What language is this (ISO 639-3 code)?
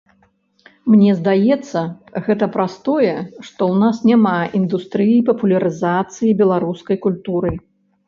bel